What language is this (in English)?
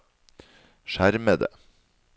Norwegian